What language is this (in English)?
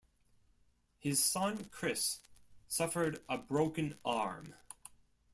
English